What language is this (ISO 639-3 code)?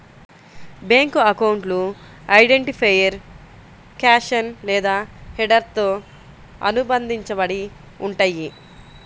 tel